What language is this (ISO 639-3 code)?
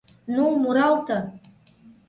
chm